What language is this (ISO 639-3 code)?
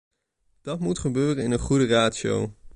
nld